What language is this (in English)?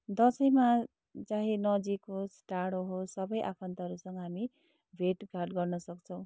Nepali